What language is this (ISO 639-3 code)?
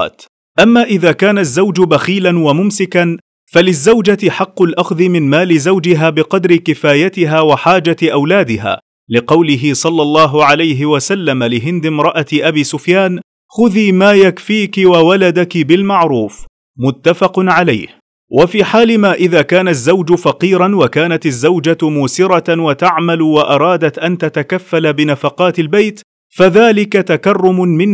ara